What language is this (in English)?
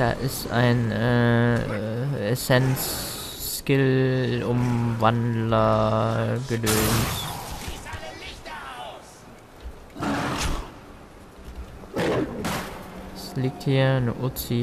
German